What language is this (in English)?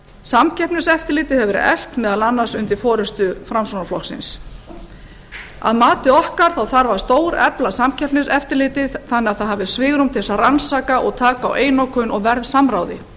Icelandic